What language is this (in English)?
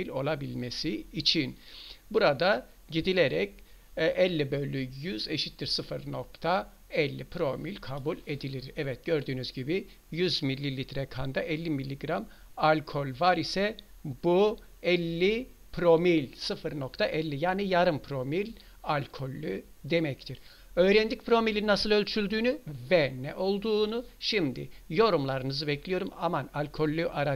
Turkish